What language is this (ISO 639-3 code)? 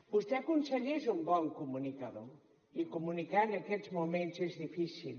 cat